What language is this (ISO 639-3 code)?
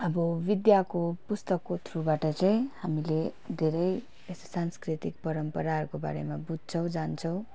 nep